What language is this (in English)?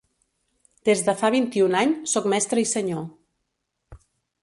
Catalan